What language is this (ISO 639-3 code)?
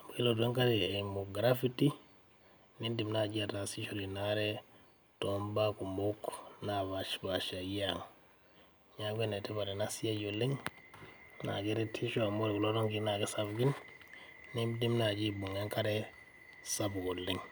mas